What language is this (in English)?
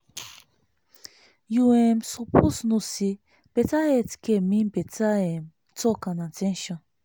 Nigerian Pidgin